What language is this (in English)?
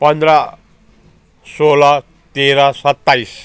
Nepali